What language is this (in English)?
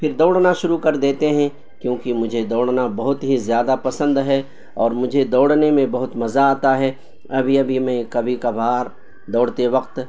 Urdu